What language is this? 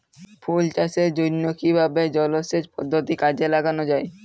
Bangla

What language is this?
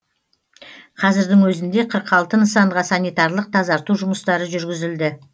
Kazakh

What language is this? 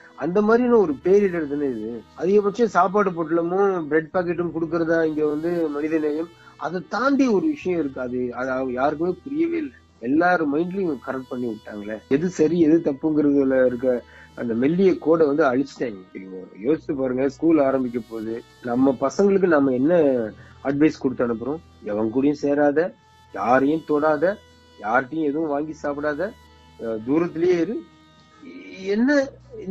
Tamil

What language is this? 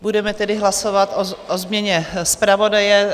Czech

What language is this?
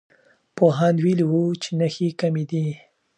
Pashto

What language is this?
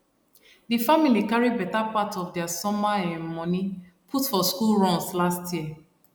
Nigerian Pidgin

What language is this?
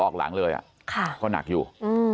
Thai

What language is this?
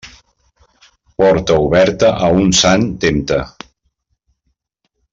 Catalan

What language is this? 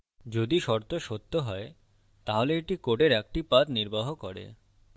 Bangla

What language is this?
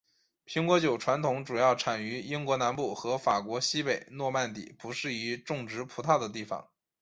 Chinese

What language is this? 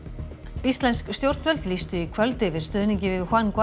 Icelandic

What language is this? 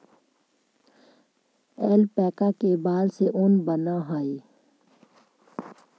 Magahi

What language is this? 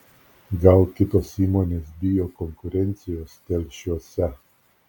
Lithuanian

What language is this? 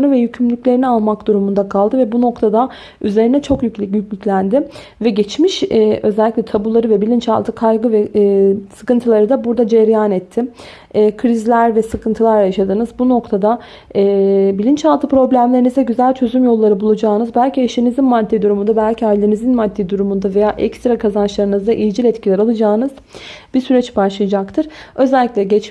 Turkish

